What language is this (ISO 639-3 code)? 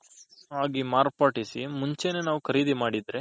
kan